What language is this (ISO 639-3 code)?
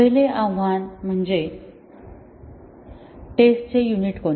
mar